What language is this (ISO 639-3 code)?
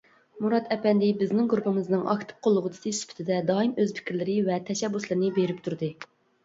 uig